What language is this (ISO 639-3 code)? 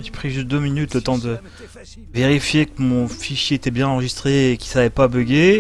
fra